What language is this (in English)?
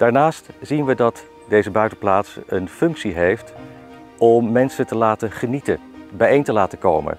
Dutch